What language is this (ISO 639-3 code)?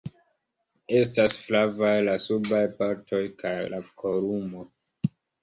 epo